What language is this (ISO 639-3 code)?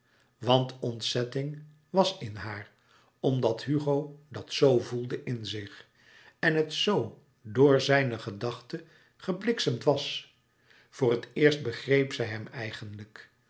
nld